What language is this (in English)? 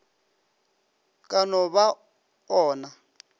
Northern Sotho